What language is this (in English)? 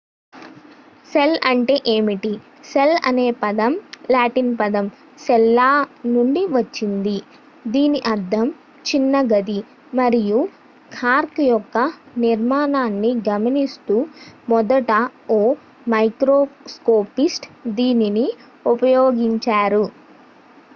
Telugu